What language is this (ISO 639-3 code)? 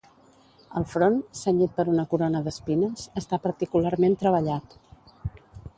cat